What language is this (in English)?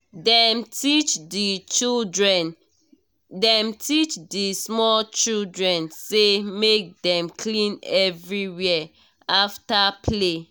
Nigerian Pidgin